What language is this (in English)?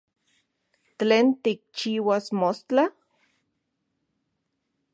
Central Puebla Nahuatl